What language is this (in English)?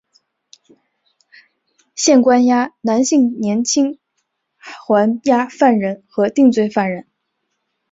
Chinese